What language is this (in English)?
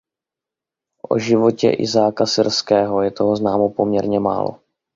Czech